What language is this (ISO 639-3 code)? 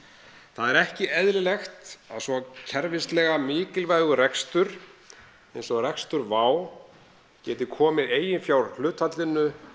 isl